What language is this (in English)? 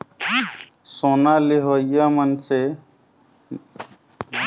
Chhattisgarhi